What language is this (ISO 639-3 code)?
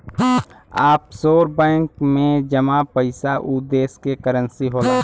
bho